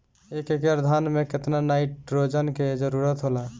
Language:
Bhojpuri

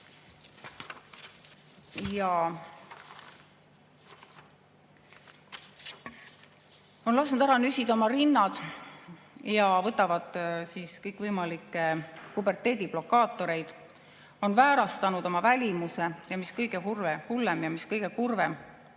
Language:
Estonian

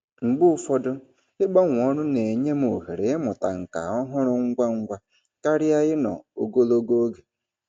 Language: Igbo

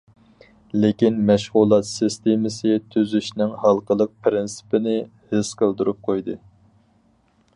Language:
Uyghur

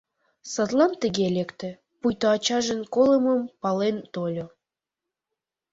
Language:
Mari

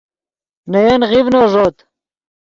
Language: Yidgha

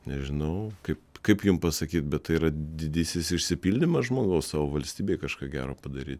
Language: Lithuanian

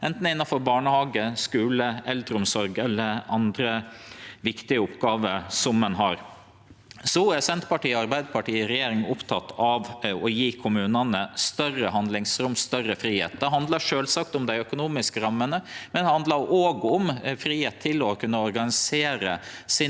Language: Norwegian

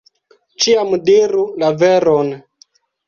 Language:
Esperanto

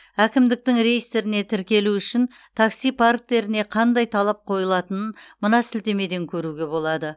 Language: Kazakh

